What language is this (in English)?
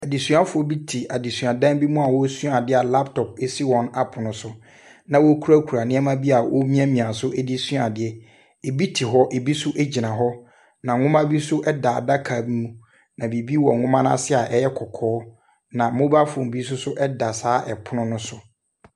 Akan